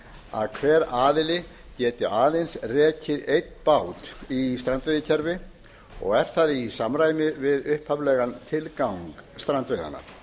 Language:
Icelandic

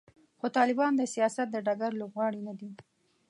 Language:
Pashto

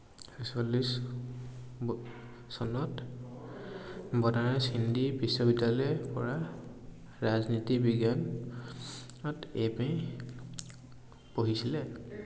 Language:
Assamese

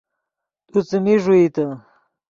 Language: Yidgha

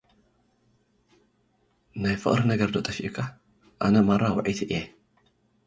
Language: Tigrinya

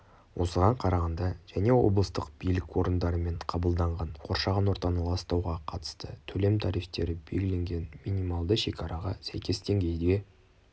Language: Kazakh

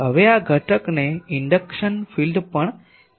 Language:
Gujarati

